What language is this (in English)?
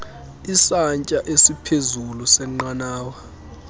Xhosa